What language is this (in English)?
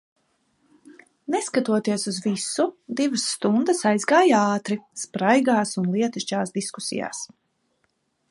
Latvian